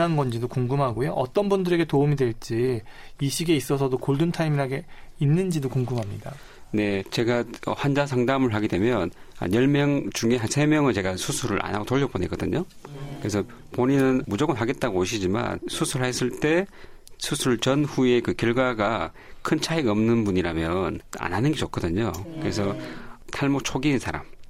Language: Korean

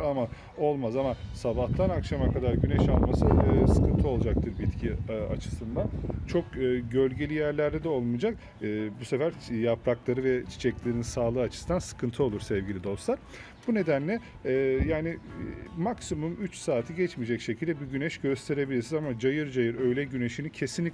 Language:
Turkish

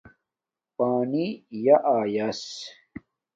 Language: Domaaki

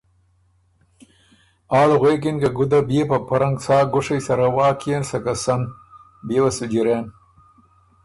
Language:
Ormuri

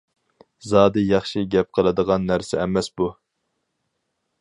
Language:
Uyghur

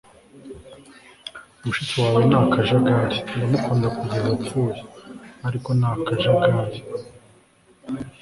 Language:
Kinyarwanda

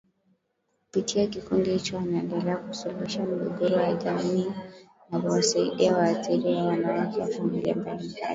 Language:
Swahili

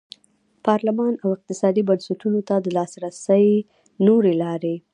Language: Pashto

